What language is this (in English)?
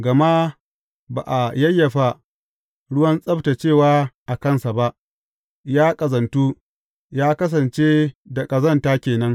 Hausa